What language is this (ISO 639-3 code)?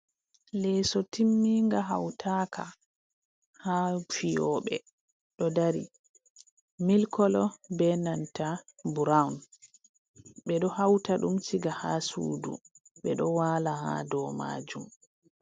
ful